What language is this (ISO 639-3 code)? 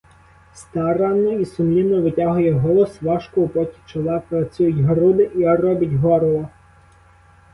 ukr